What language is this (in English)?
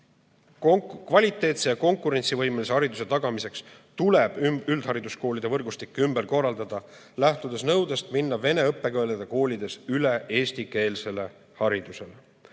Estonian